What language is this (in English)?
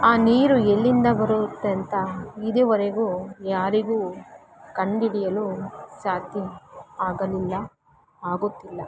Kannada